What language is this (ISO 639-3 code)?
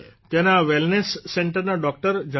guj